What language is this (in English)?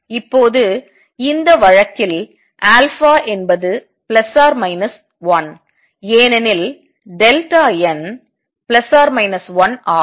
Tamil